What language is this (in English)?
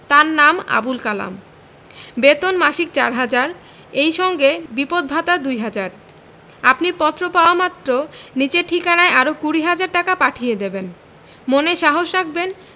Bangla